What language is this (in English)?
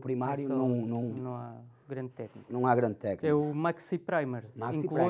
Portuguese